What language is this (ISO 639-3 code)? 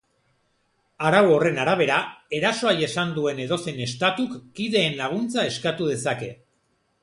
eus